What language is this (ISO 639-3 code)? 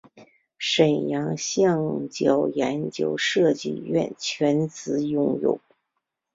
zho